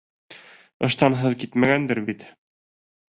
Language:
Bashkir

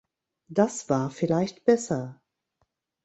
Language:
German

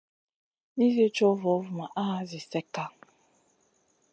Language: Masana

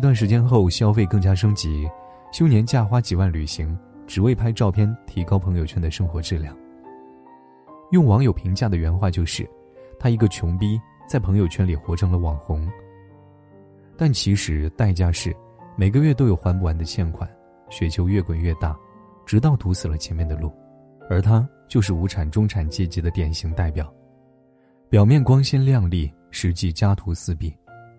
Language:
Chinese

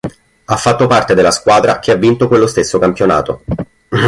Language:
Italian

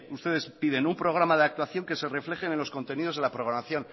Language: Spanish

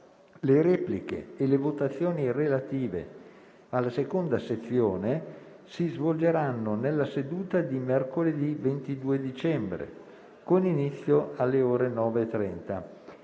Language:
Italian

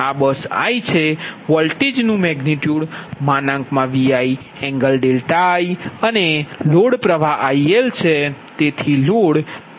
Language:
Gujarati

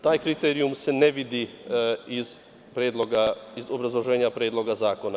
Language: Serbian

